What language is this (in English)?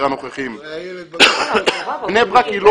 Hebrew